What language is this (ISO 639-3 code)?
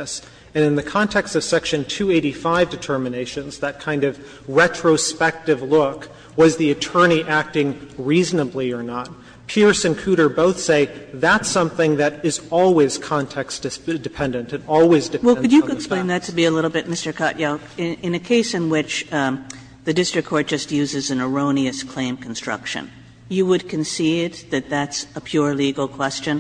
eng